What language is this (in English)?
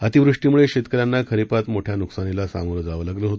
Marathi